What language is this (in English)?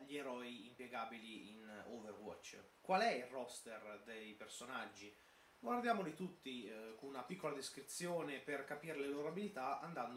Italian